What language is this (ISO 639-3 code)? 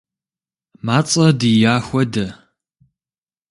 kbd